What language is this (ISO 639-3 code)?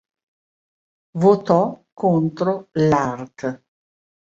ita